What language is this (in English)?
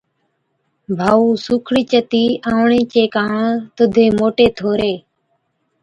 Od